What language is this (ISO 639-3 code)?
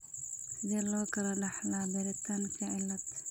som